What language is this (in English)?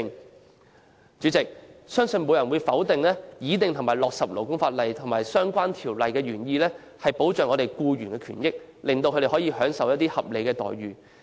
Cantonese